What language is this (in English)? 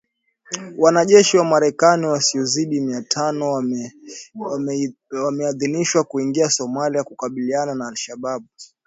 Swahili